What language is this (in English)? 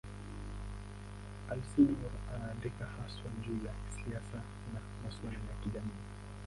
Swahili